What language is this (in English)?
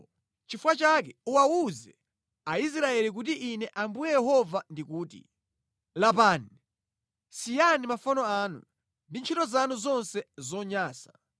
Nyanja